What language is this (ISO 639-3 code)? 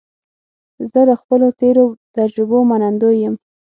pus